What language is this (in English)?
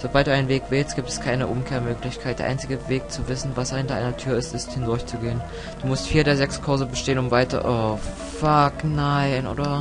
German